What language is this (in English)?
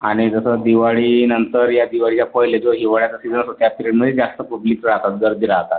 Marathi